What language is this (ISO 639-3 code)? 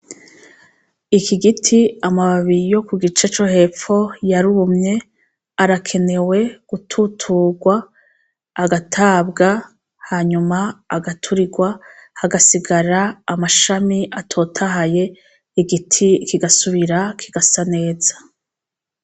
run